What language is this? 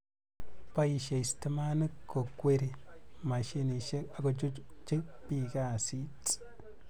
Kalenjin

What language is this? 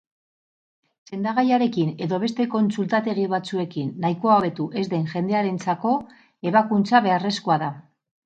Basque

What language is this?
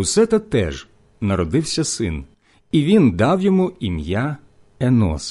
Ukrainian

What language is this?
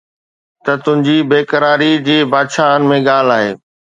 Sindhi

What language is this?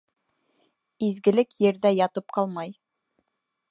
Bashkir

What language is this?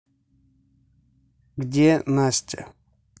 Russian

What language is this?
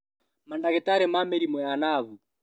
Kikuyu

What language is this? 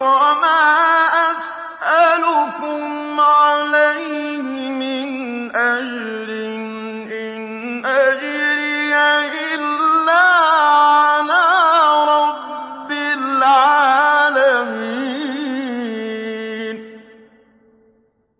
Arabic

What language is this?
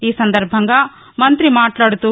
Telugu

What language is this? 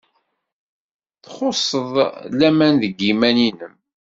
Kabyle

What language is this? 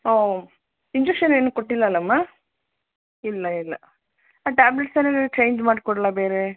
Kannada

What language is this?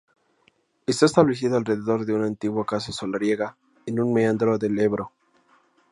Spanish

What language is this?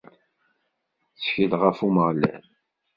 Kabyle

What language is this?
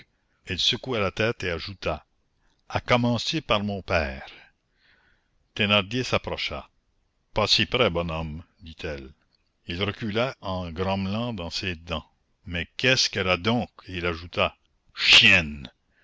French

